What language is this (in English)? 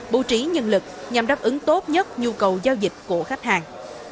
Vietnamese